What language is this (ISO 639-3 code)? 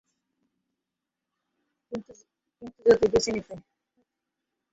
ben